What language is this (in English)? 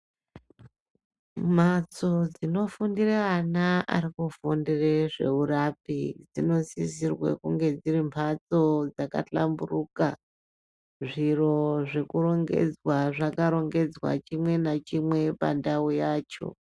Ndau